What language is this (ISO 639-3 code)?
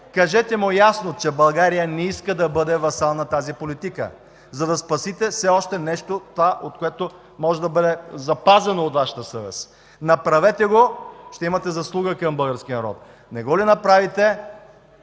bul